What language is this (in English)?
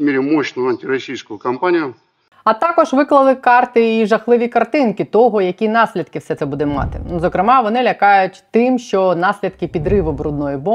Ukrainian